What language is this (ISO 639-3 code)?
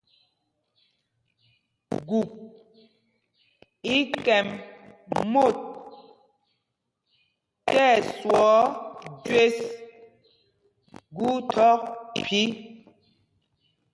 mgg